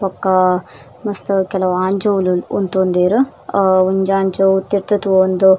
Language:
Tulu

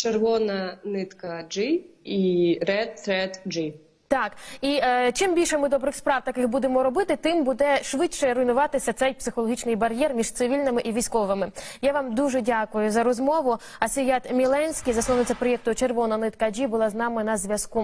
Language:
Ukrainian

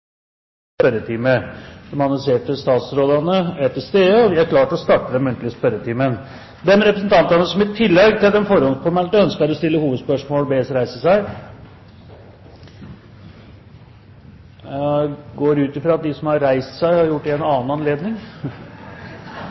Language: Norwegian Bokmål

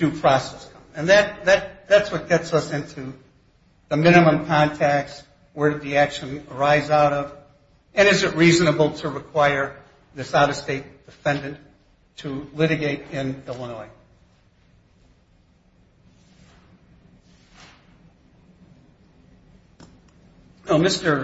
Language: English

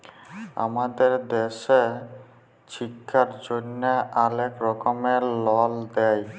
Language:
Bangla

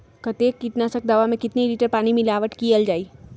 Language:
Magahi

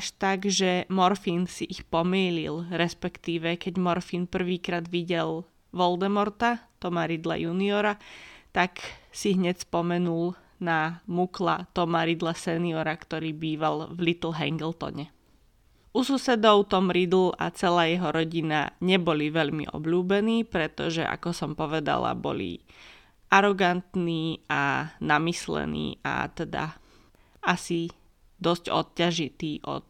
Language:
Slovak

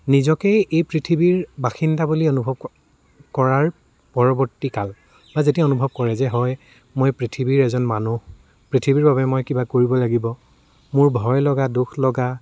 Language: Assamese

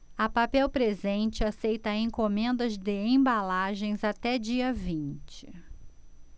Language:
Portuguese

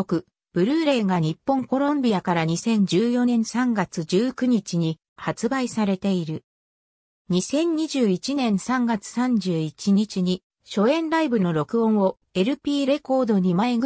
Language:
Japanese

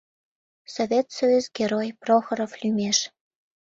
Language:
Mari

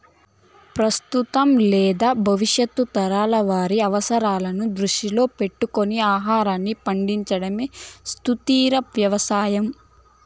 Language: Telugu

